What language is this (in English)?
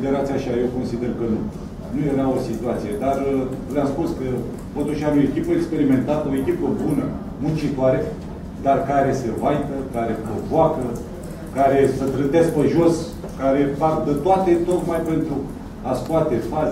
Romanian